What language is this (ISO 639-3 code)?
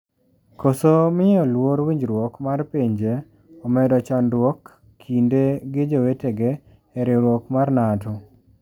luo